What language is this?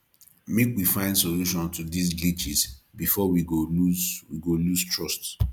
Nigerian Pidgin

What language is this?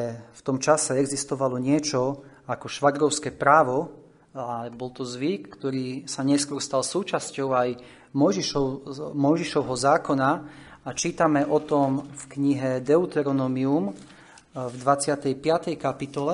Slovak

